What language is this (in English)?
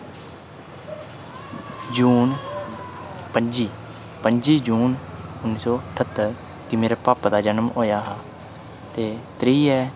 Dogri